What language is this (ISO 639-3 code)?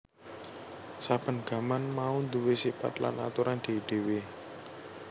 jav